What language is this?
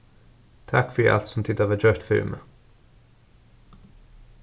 Faroese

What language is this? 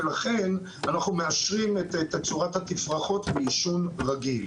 Hebrew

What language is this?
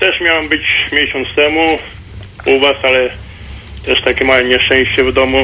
Polish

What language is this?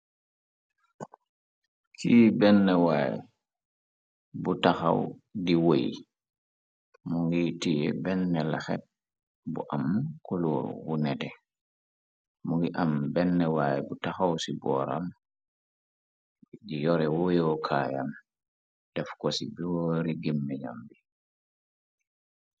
Wolof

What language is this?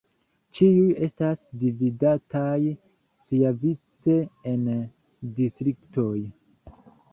Esperanto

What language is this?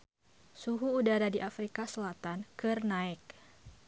Sundanese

